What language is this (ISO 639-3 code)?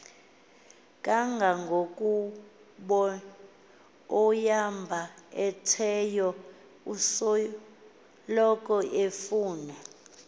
xho